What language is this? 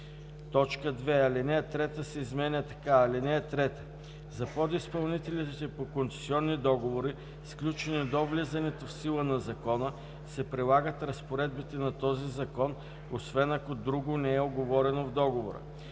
Bulgarian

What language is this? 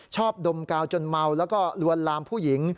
Thai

